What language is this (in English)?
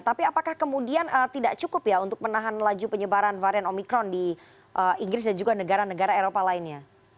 Indonesian